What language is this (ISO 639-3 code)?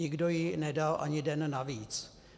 ces